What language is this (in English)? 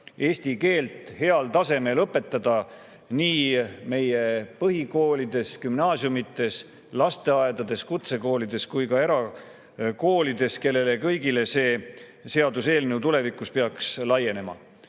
Estonian